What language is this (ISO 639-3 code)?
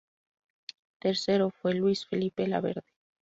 spa